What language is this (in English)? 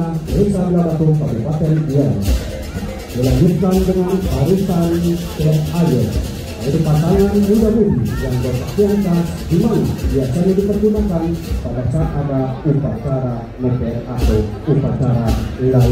Indonesian